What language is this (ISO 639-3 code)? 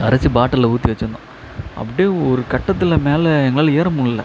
tam